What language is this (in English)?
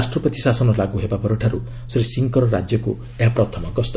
Odia